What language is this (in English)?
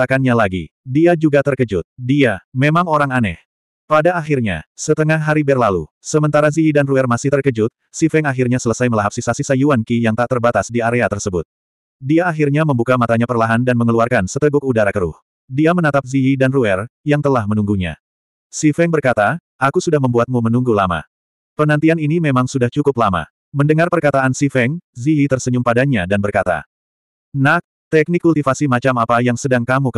Indonesian